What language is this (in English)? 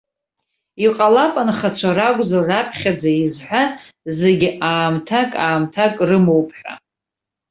Abkhazian